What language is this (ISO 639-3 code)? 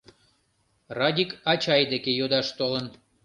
chm